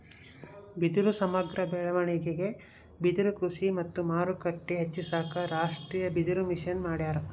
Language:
Kannada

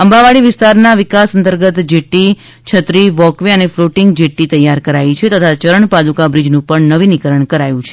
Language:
Gujarati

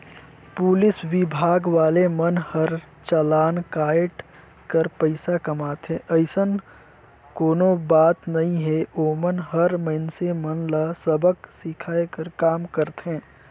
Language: Chhattisgarhi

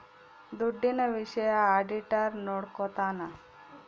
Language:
Kannada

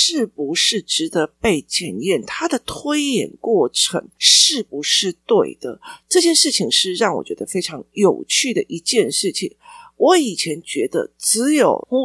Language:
Chinese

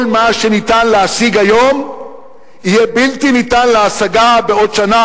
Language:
Hebrew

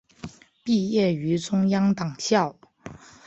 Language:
Chinese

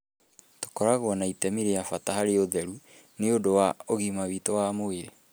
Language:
Kikuyu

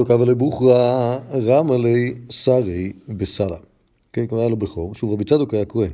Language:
Hebrew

